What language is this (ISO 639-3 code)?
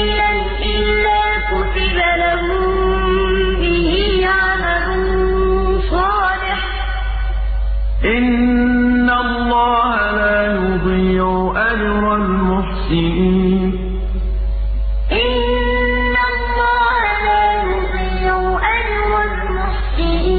ara